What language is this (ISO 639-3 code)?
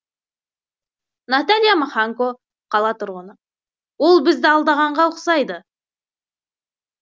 kaz